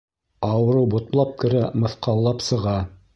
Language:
Bashkir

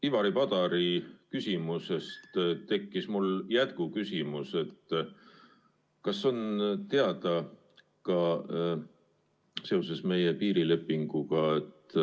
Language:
Estonian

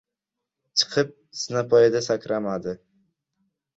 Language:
Uzbek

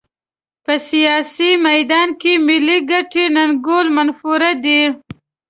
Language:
Pashto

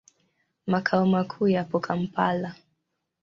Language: Swahili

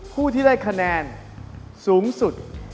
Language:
Thai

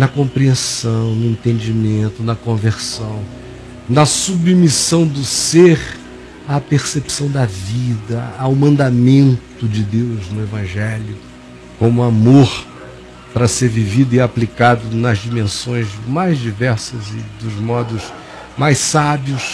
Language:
Portuguese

